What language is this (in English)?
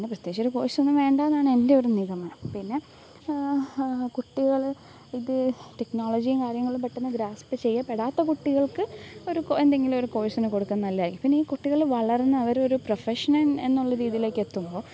Malayalam